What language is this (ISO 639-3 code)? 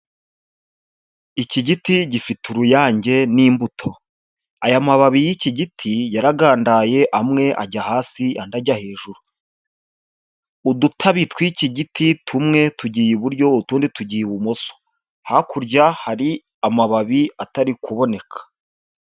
kin